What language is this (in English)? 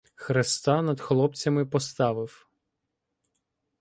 Ukrainian